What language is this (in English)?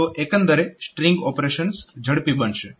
Gujarati